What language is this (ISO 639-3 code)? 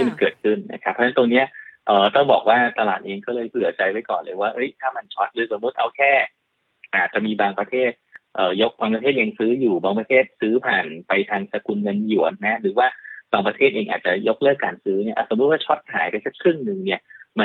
tha